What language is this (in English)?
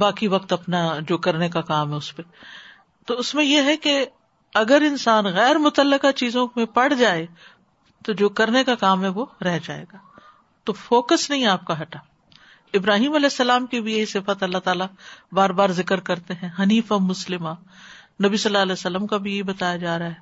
Urdu